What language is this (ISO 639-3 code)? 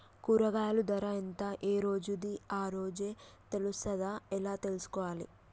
tel